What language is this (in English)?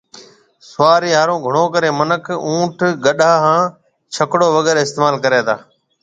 Marwari (Pakistan)